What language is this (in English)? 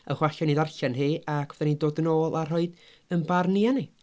Welsh